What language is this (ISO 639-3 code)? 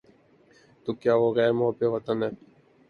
urd